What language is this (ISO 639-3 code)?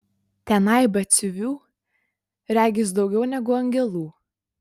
lit